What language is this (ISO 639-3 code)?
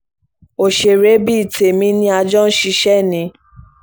yor